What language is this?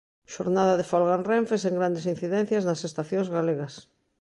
Galician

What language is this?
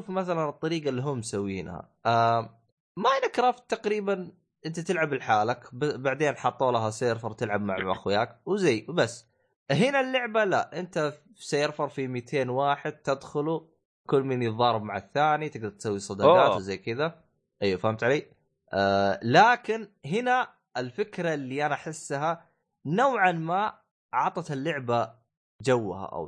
Arabic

